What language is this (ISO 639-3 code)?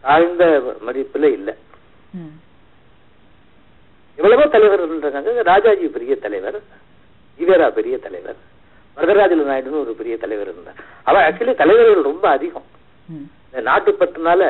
tam